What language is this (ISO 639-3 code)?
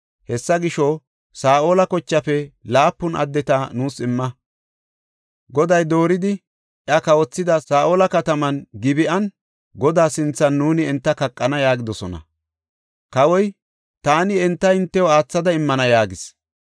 gof